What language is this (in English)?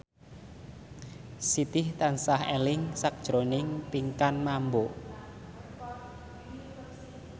Javanese